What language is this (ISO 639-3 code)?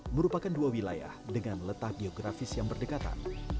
ind